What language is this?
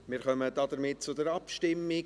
Swiss German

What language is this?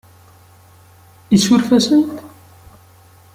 Kabyle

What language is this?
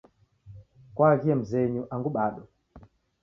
Taita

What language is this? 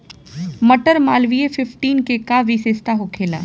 Bhojpuri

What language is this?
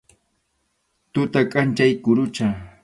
Arequipa-La Unión Quechua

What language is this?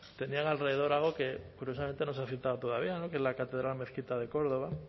Spanish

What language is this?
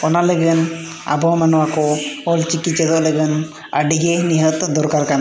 Santali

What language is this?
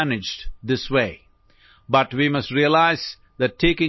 Assamese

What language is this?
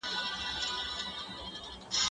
Pashto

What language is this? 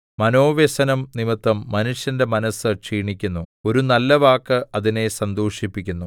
Malayalam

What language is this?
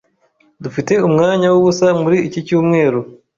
Kinyarwanda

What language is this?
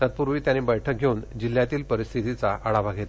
Marathi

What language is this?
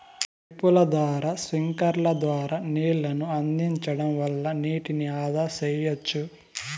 Telugu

